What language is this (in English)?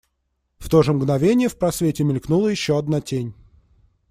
Russian